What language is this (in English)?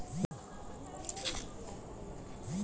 Bhojpuri